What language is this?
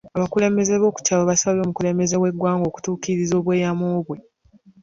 Ganda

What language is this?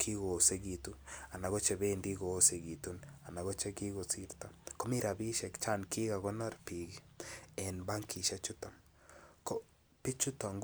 Kalenjin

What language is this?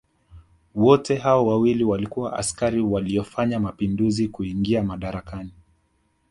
Swahili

